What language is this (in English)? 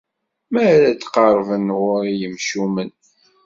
Kabyle